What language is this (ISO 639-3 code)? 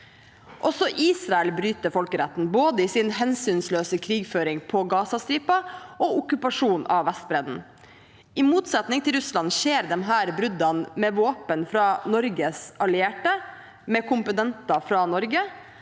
nor